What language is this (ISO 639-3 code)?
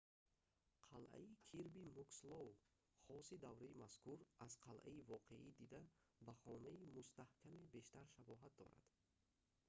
tgk